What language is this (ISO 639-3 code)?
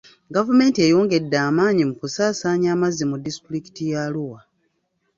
lug